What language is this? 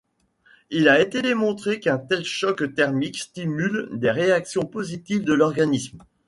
French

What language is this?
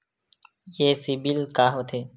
Chhattisgarhi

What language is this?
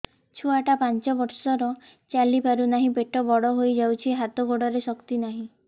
Odia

